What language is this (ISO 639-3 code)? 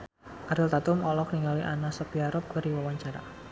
sun